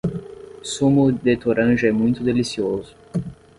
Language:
Portuguese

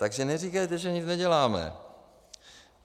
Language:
Czech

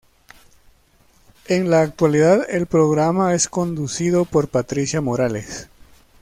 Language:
Spanish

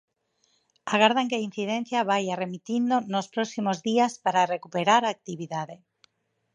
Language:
Galician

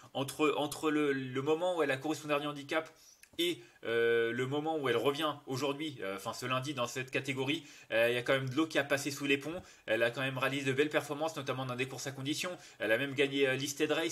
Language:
French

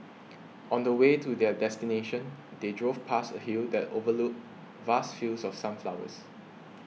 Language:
English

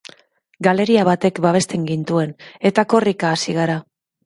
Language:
Basque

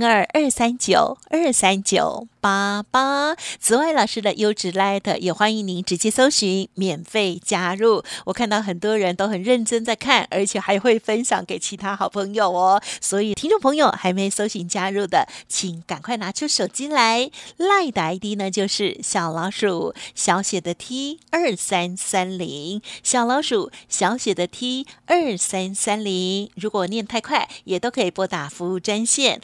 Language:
Chinese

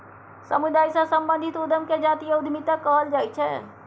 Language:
Maithili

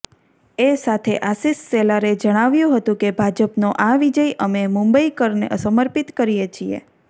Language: Gujarati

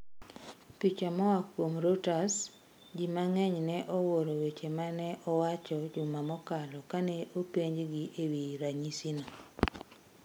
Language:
Luo (Kenya and Tanzania)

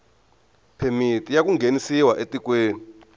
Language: Tsonga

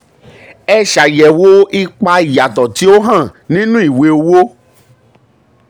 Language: Yoruba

